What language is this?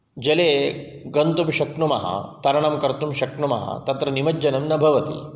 Sanskrit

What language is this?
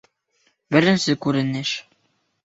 Bashkir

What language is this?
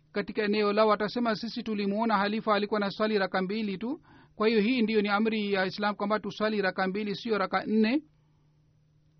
Swahili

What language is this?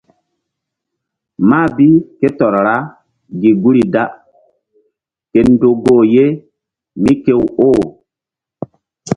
Mbum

